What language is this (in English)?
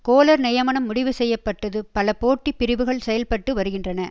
Tamil